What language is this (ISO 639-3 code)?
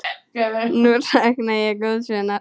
isl